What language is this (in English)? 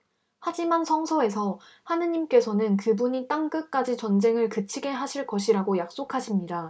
Korean